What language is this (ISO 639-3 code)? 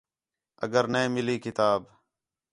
xhe